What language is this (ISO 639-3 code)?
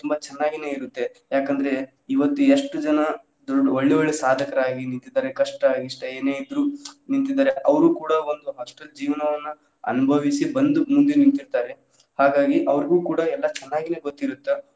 kan